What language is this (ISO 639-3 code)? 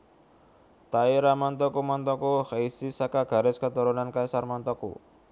jav